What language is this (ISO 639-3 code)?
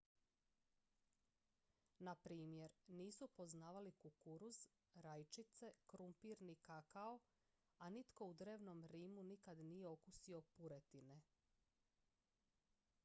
hrv